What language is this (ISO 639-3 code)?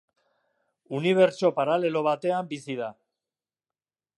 eus